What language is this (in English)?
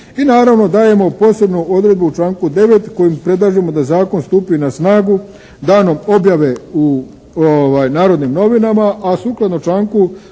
Croatian